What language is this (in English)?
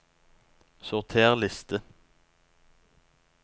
Norwegian